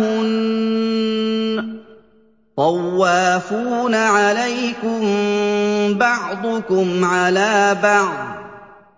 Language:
Arabic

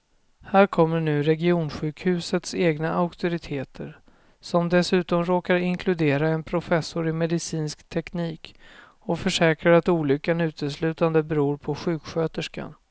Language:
Swedish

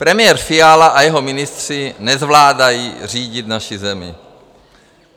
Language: Czech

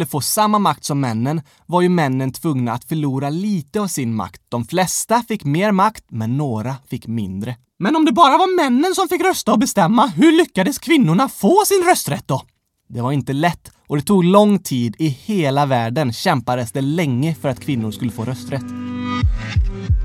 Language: Swedish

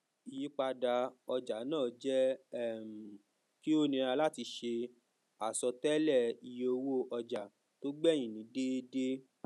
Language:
Yoruba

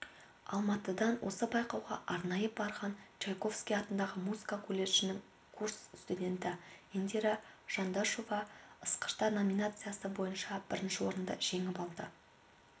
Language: Kazakh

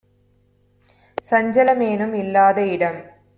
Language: Tamil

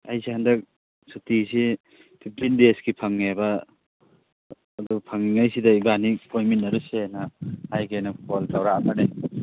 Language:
Manipuri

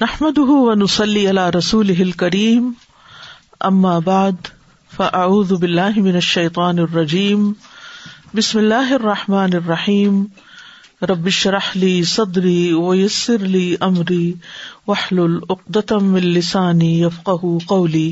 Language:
Urdu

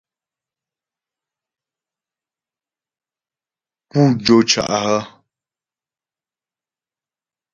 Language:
Ghomala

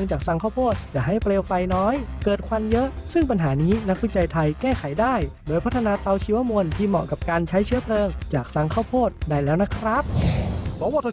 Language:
Thai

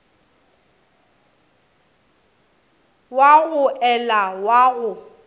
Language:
Northern Sotho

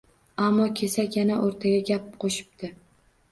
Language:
Uzbek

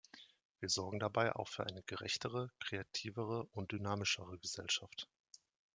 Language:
German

